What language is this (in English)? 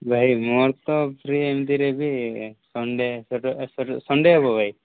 Odia